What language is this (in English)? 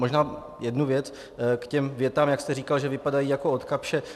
Czech